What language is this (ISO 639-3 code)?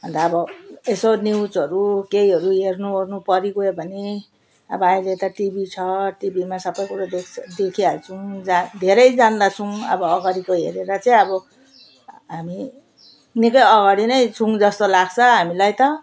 nep